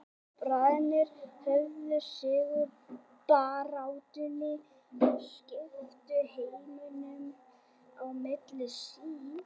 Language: Icelandic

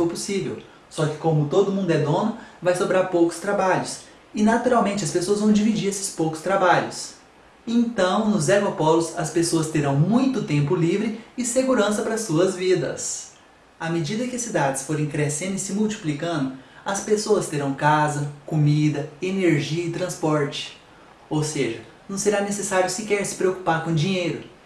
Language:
Portuguese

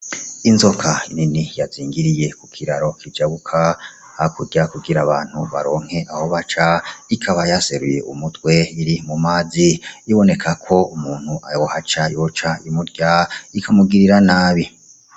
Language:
Rundi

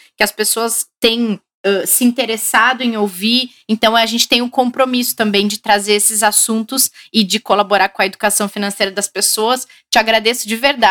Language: Portuguese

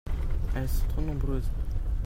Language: French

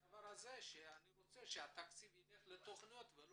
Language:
Hebrew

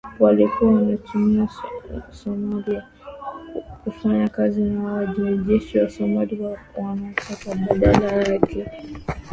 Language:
Swahili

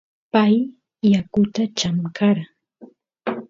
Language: Santiago del Estero Quichua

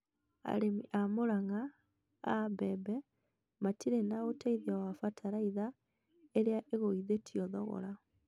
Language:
Kikuyu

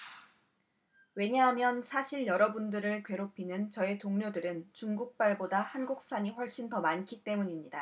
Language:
Korean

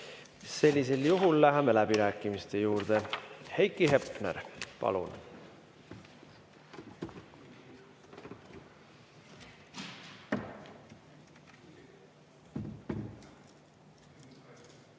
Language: Estonian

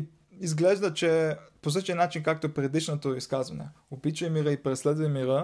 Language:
Bulgarian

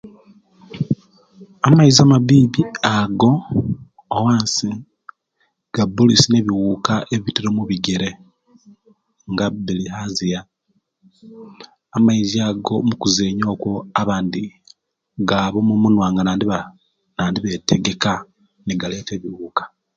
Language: Kenyi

